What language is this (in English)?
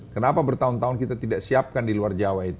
Indonesian